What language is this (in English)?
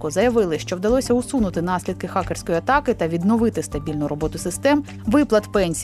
Ukrainian